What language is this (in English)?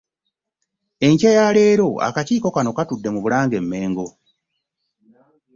Ganda